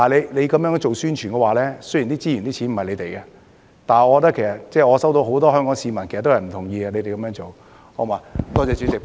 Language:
Cantonese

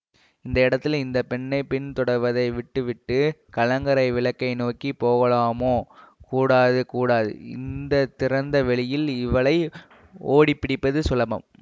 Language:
Tamil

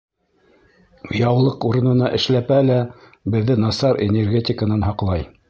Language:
Bashkir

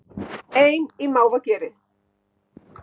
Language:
Icelandic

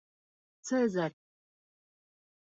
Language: Bashkir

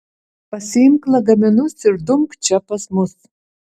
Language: Lithuanian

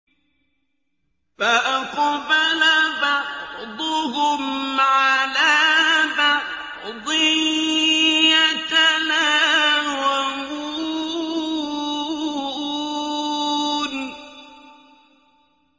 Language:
Arabic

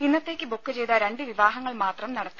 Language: Malayalam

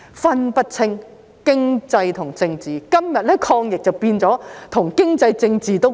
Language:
Cantonese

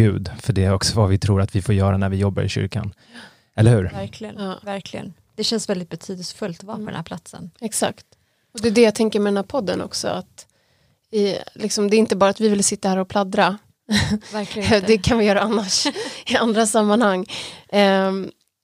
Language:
Swedish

